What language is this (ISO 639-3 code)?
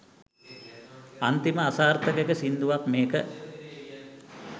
sin